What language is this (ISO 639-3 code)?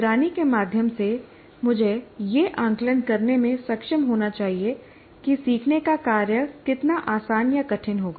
hin